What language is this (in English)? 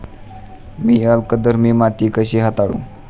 Marathi